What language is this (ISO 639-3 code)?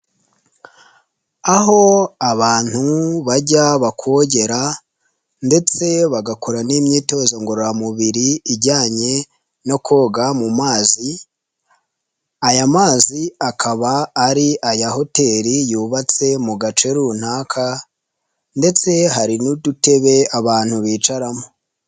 kin